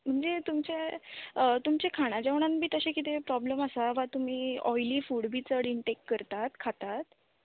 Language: Konkani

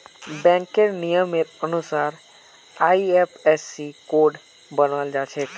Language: Magahi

